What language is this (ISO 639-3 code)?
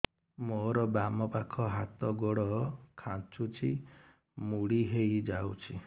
ori